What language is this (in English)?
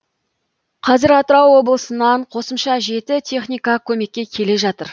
Kazakh